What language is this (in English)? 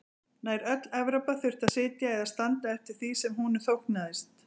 Icelandic